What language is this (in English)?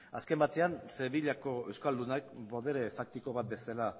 Basque